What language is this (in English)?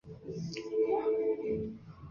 Chinese